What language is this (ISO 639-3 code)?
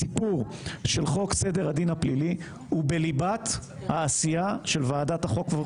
heb